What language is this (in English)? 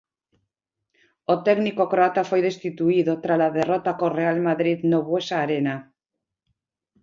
Galician